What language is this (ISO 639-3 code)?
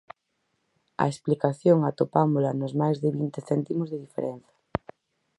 glg